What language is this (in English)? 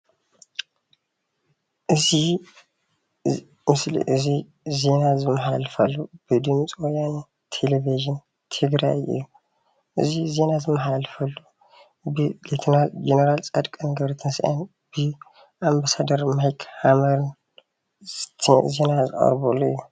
Tigrinya